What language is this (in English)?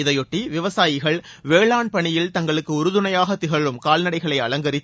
Tamil